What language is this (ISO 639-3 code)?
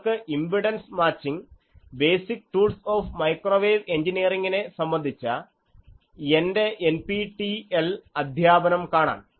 mal